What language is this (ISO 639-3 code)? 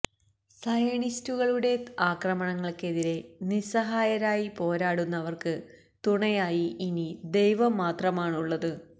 mal